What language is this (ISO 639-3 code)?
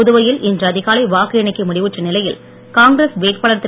tam